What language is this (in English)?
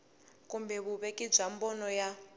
Tsonga